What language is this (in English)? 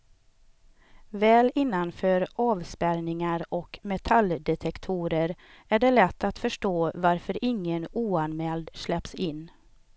Swedish